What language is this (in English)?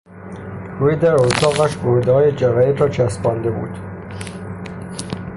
Persian